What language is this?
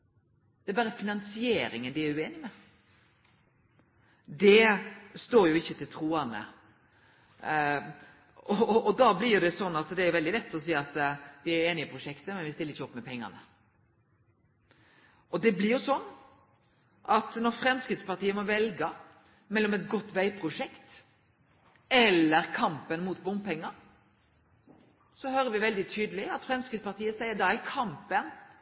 Norwegian Nynorsk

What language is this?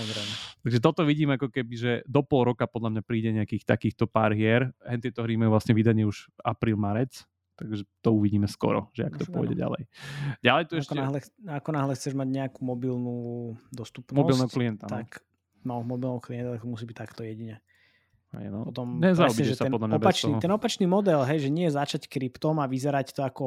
Slovak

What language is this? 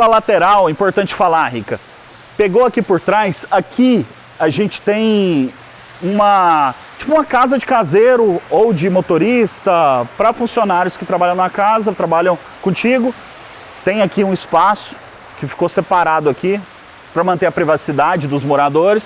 Portuguese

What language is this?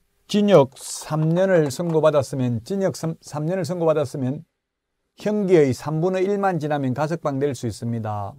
Korean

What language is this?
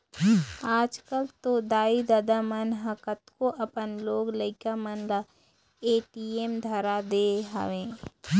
Chhattisgarhi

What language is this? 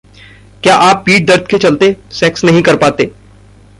Hindi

